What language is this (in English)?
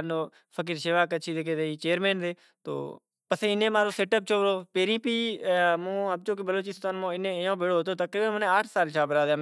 Kachi Koli